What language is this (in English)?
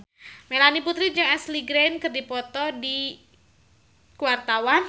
Sundanese